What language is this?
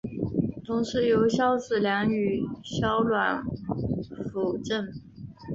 Chinese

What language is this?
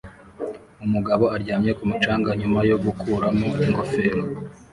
Kinyarwanda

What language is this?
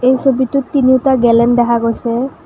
Assamese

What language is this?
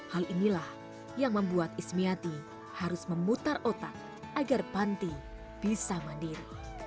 Indonesian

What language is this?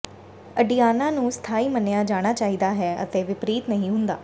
Punjabi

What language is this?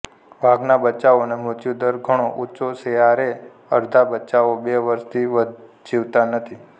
Gujarati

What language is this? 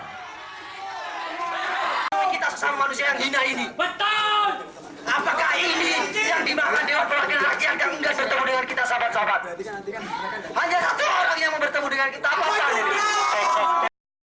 Indonesian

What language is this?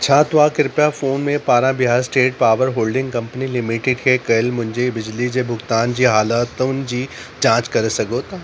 Sindhi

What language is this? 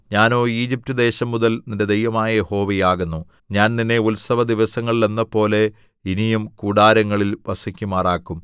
Malayalam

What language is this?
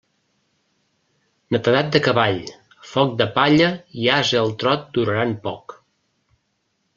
Catalan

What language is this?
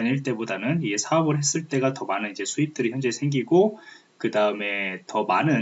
Korean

